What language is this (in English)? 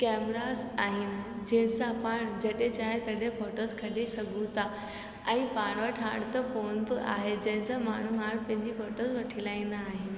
Sindhi